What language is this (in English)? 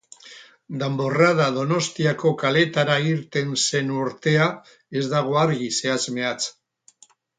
Basque